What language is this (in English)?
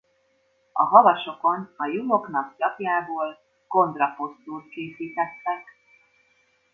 Hungarian